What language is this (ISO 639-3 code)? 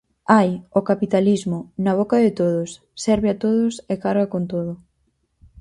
glg